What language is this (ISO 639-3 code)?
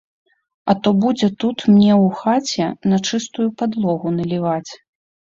bel